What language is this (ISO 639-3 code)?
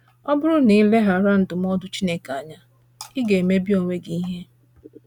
ibo